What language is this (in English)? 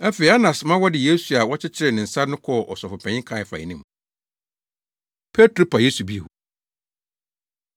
Akan